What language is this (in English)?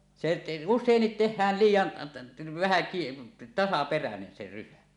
Finnish